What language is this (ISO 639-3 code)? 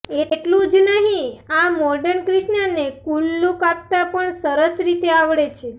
guj